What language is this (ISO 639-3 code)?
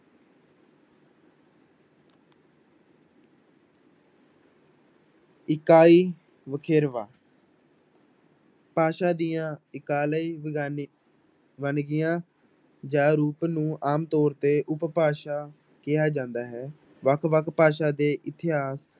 pan